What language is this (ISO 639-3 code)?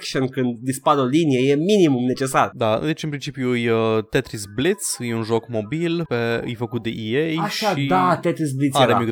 ron